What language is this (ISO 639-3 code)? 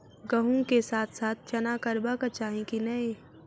mai